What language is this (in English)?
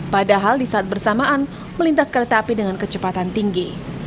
Indonesian